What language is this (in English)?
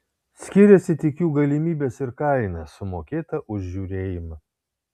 Lithuanian